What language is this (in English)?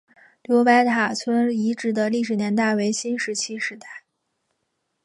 Chinese